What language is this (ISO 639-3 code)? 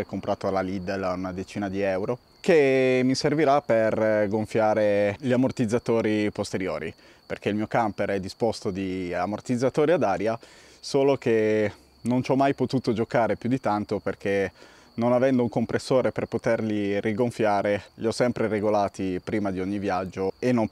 ita